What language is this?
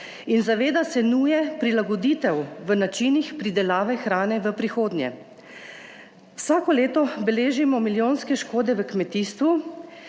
Slovenian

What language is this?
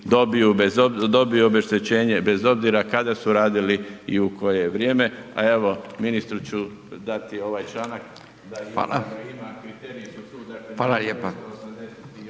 Croatian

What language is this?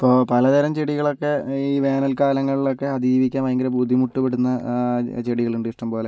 Malayalam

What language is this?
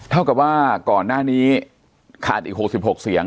Thai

